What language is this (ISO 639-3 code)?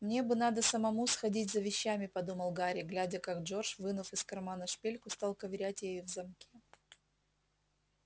rus